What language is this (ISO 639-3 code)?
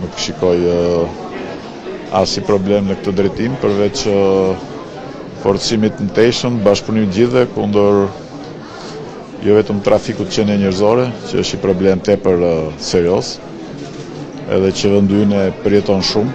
ron